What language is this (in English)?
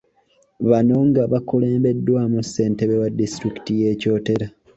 Ganda